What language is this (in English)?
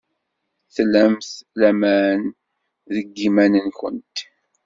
Kabyle